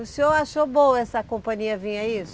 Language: Portuguese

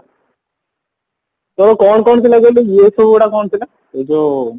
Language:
Odia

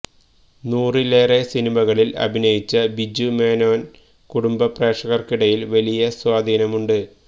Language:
Malayalam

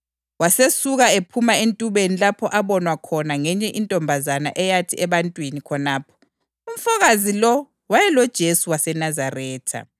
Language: North Ndebele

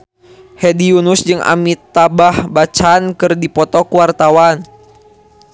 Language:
Sundanese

